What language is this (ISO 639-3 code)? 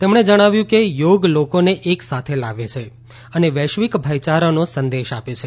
guj